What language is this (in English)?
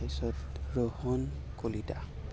Assamese